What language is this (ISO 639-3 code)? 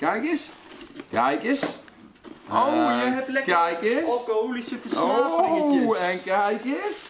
nld